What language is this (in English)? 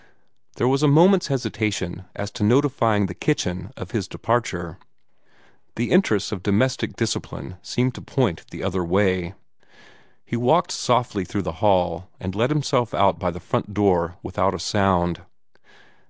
English